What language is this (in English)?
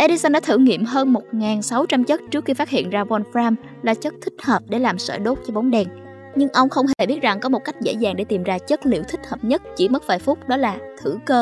Vietnamese